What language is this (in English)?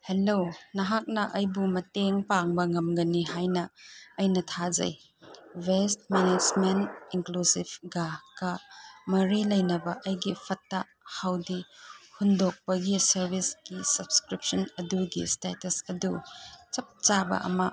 Manipuri